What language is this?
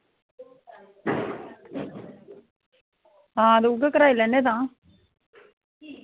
Dogri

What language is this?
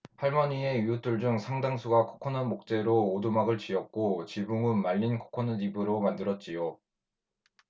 Korean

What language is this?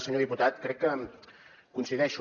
Catalan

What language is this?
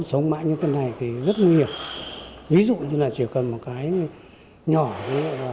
Vietnamese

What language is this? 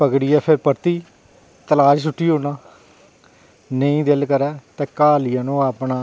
Dogri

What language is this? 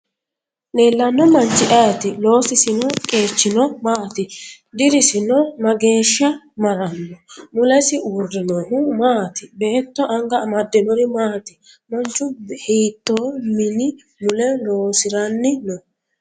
Sidamo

